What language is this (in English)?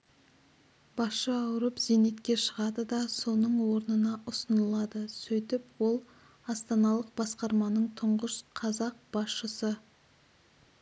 Kazakh